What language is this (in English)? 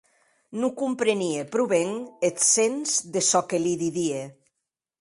Occitan